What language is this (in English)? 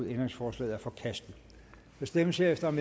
Danish